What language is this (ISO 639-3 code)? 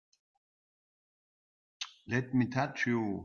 eng